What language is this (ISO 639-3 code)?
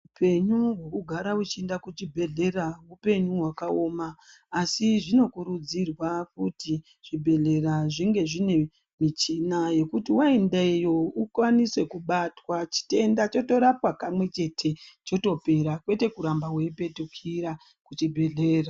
ndc